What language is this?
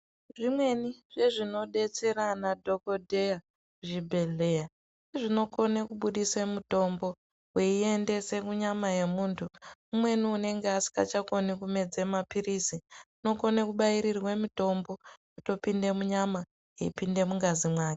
Ndau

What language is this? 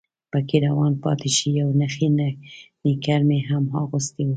Pashto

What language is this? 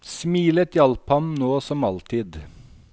Norwegian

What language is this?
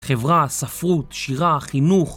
Hebrew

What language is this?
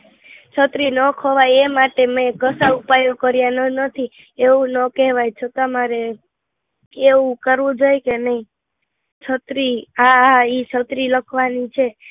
Gujarati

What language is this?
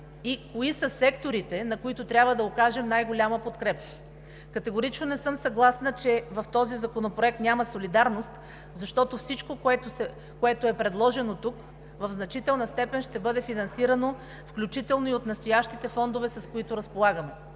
Bulgarian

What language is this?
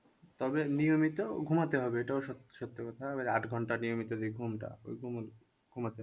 Bangla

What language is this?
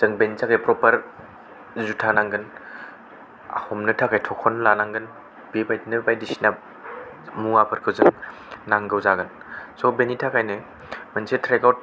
Bodo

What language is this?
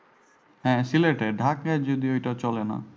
Bangla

